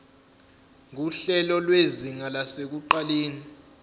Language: Zulu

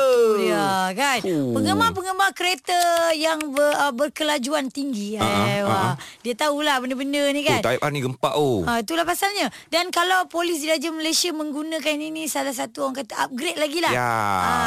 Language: Malay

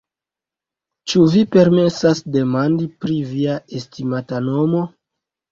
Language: Esperanto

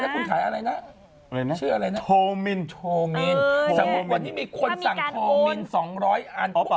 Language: Thai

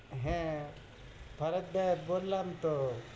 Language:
Bangla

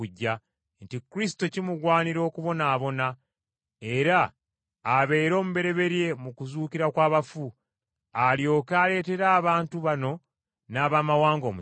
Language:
Ganda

